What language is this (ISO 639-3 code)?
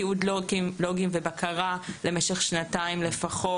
heb